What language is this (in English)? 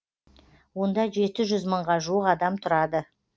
Kazakh